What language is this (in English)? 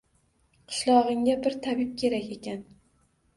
Uzbek